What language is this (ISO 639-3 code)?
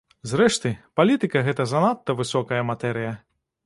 bel